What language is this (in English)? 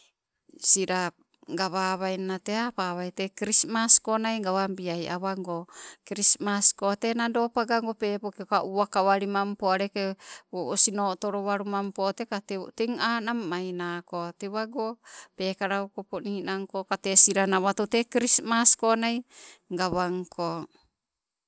Sibe